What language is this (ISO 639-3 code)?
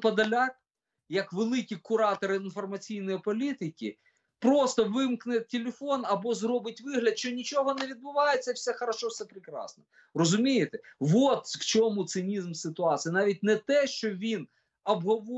ukr